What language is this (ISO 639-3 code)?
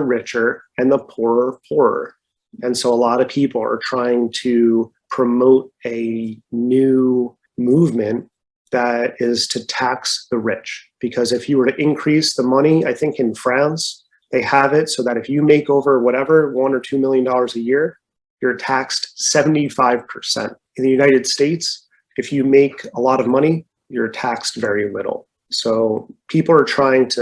eng